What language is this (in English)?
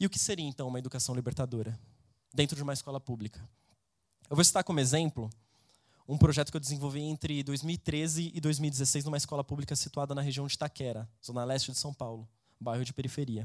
Portuguese